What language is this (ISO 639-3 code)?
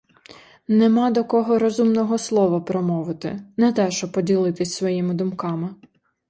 ukr